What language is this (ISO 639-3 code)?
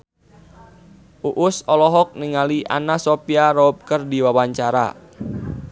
sun